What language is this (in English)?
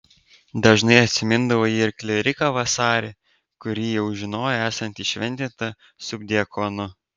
Lithuanian